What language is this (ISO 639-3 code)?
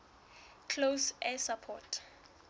sot